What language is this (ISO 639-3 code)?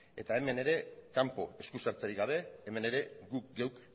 eus